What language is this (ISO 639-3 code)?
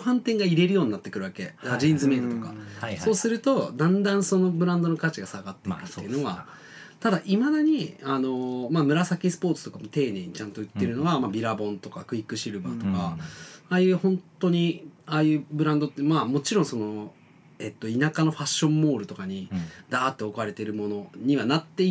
jpn